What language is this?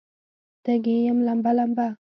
Pashto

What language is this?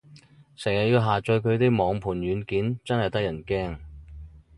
Cantonese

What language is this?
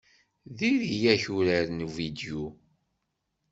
Kabyle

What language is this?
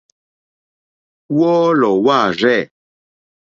Mokpwe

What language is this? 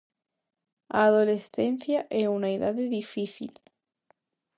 Galician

